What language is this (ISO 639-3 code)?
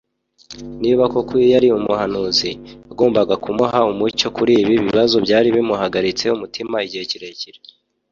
kin